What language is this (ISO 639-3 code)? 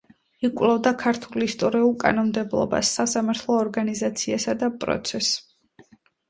kat